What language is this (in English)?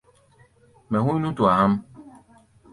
Gbaya